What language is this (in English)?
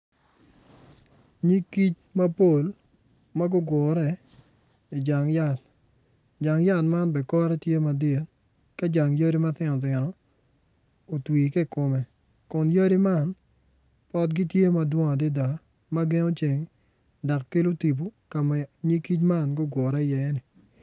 Acoli